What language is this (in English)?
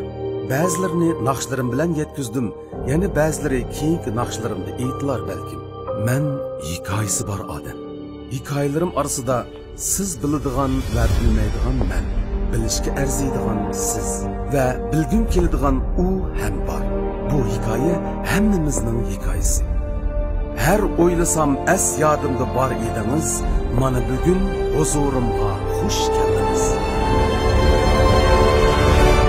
Turkish